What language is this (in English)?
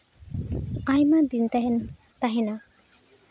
Santali